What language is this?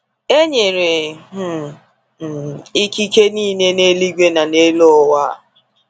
Igbo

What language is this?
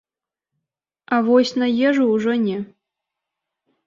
Belarusian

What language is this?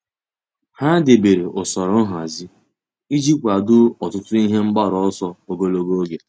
Igbo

